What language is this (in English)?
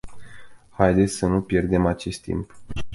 Romanian